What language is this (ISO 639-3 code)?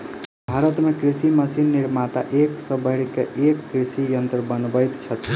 mai